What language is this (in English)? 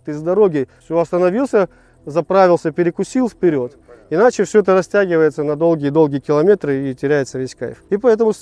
Russian